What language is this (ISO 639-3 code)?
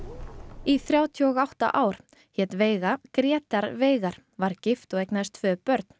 isl